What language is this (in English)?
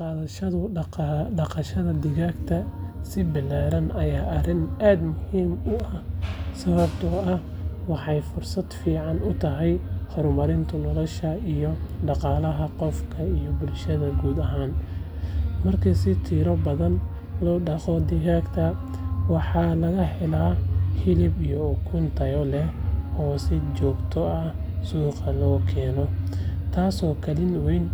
Somali